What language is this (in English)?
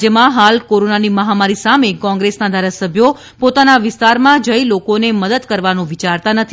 Gujarati